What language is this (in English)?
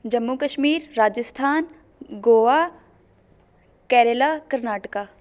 Punjabi